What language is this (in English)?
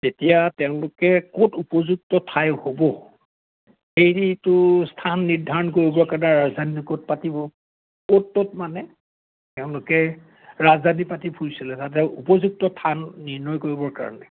Assamese